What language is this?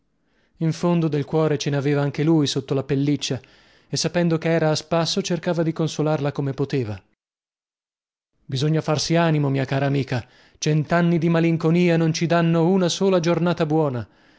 Italian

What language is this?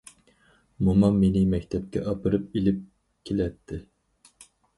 Uyghur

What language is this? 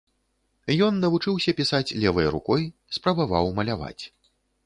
Belarusian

